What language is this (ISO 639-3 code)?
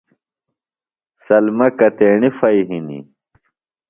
phl